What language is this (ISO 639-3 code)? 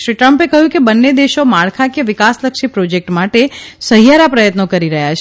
guj